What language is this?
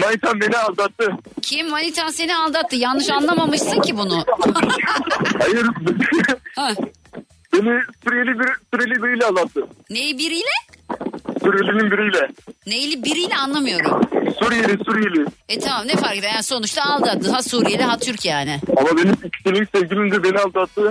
Turkish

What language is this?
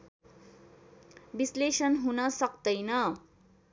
Nepali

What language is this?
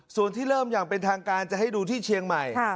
Thai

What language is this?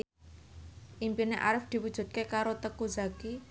Javanese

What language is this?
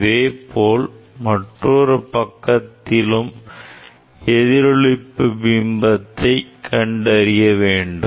Tamil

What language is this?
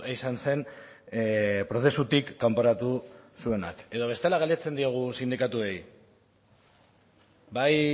Basque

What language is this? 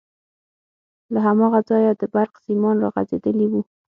Pashto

